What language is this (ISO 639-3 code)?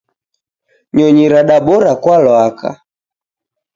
dav